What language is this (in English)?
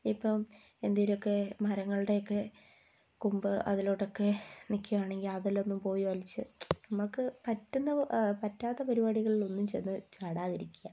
Malayalam